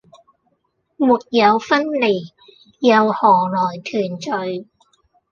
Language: Cantonese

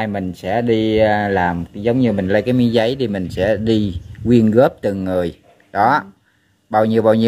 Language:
Vietnamese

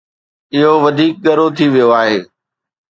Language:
Sindhi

